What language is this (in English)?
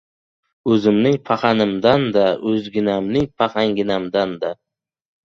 Uzbek